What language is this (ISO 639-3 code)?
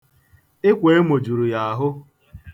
ibo